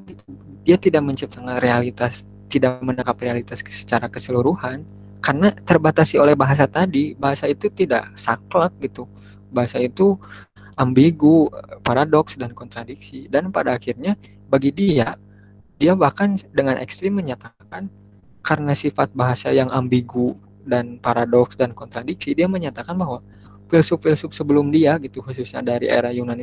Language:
Indonesian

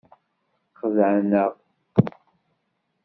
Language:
Kabyle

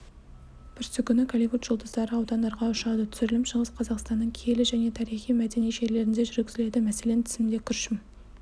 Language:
Kazakh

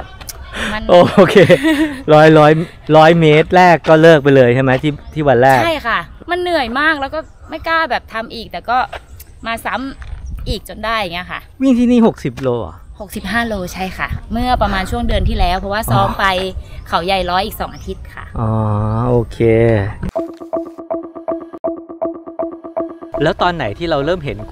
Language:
Thai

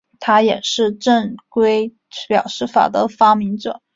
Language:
Chinese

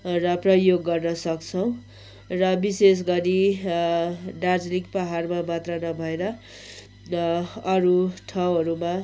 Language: Nepali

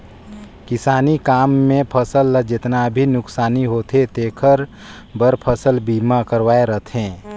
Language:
Chhattisgarhi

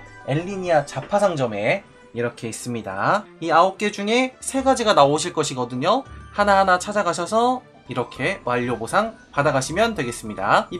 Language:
Korean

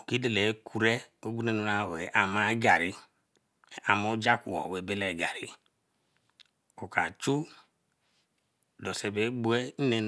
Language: Eleme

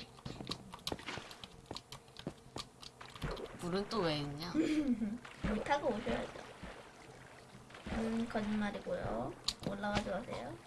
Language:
Korean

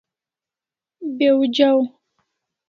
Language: Kalasha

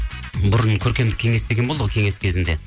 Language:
Kazakh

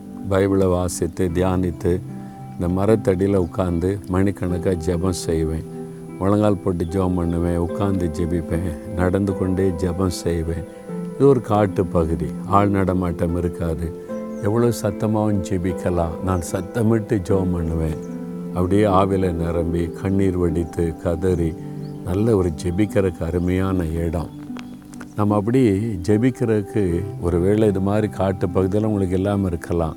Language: Tamil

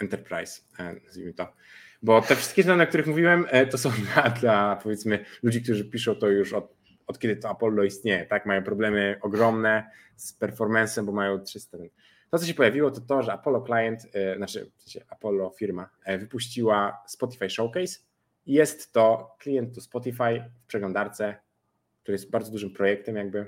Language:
Polish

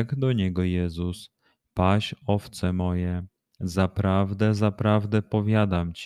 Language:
Polish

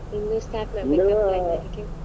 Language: Kannada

